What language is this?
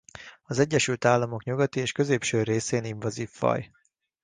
Hungarian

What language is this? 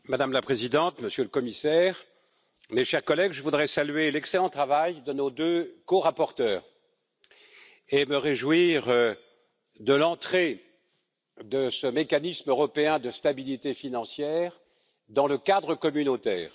French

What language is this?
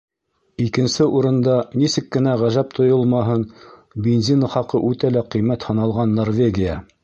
Bashkir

